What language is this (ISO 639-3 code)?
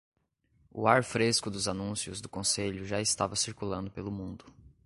por